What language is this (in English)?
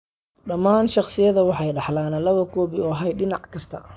Somali